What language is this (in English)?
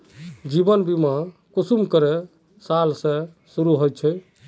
Magahi